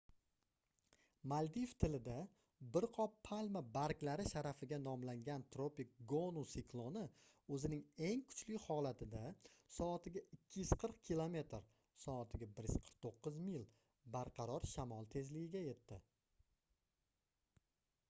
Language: Uzbek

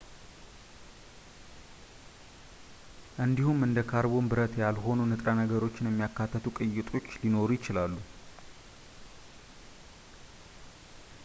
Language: Amharic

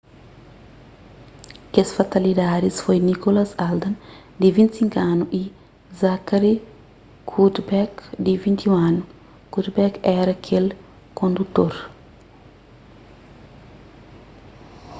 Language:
Kabuverdianu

